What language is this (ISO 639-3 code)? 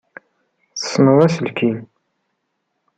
kab